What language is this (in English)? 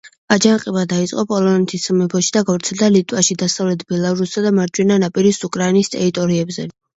Georgian